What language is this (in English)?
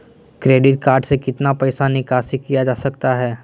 Magahi